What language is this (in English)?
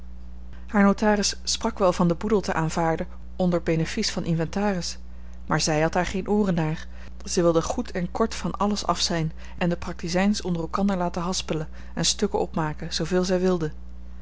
Dutch